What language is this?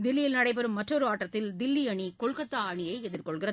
Tamil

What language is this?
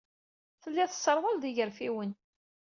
Kabyle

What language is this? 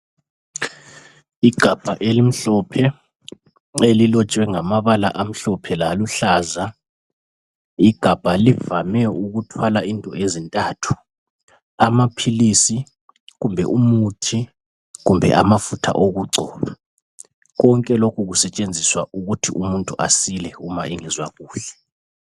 North Ndebele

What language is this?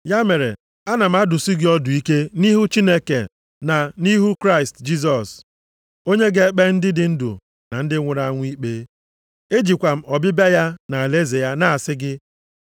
Igbo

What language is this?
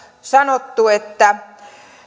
Finnish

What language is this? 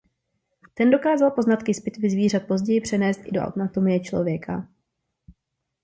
Czech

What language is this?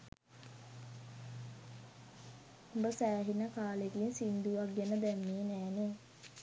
Sinhala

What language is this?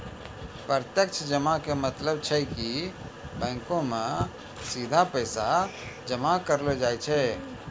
Maithili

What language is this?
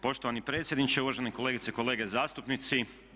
Croatian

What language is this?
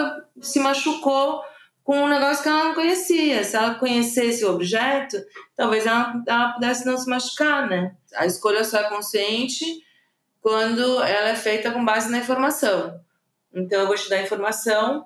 Portuguese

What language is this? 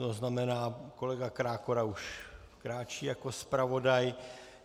Czech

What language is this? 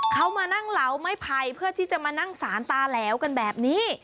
Thai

